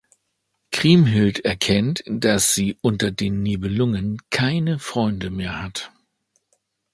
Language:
German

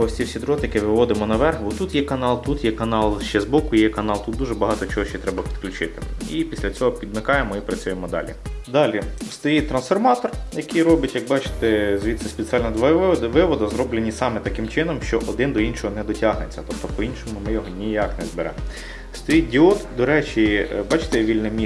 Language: Ukrainian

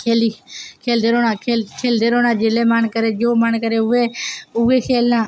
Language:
Dogri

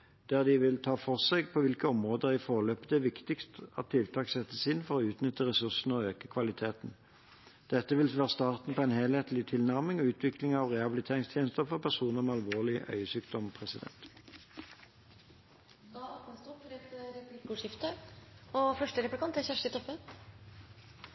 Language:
Norwegian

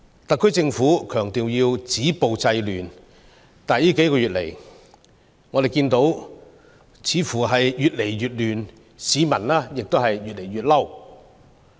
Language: Cantonese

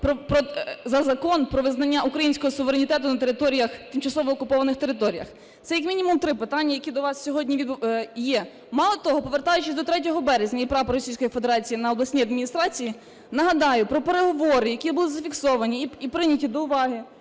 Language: Ukrainian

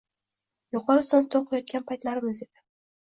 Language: Uzbek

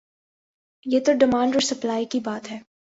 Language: Urdu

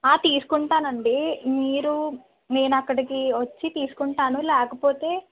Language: Telugu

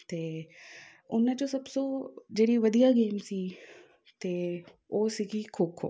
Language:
Punjabi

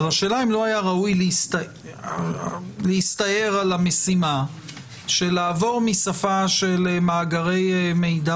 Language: Hebrew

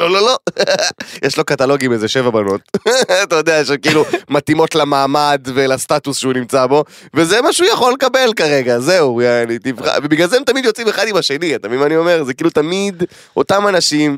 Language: Hebrew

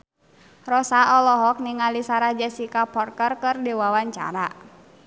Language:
Sundanese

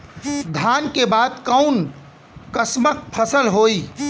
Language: Bhojpuri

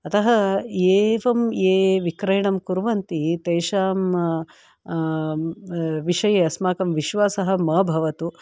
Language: Sanskrit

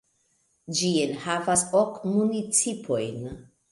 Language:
Esperanto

